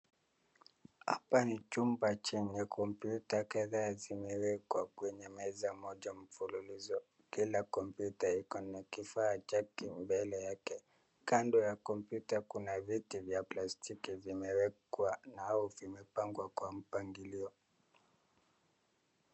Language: Swahili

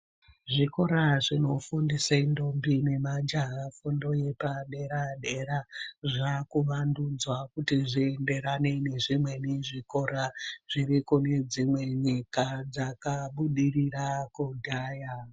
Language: Ndau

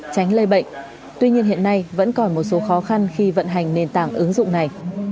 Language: Vietnamese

